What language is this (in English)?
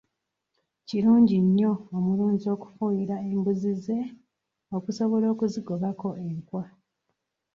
Ganda